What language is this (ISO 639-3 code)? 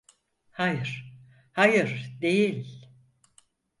tur